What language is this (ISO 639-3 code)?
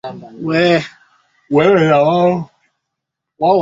swa